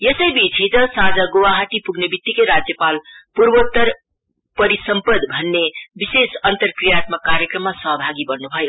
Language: Nepali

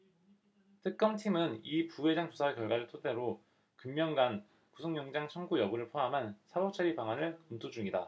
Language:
Korean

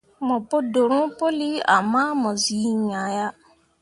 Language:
Mundang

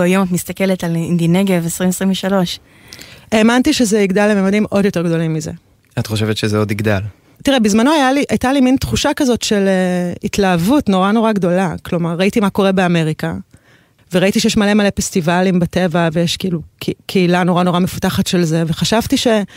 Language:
Hebrew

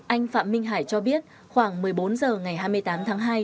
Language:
Vietnamese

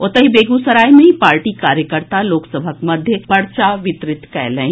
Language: Maithili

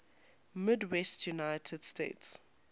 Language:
English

